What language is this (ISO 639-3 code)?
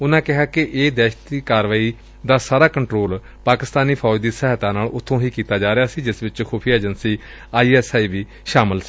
pan